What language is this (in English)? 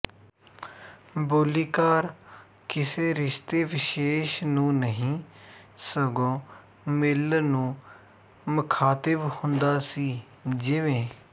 Punjabi